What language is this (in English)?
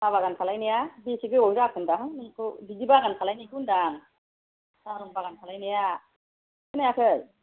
Bodo